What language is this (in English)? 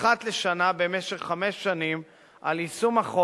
Hebrew